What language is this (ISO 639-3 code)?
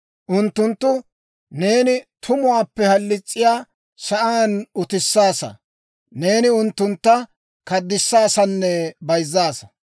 dwr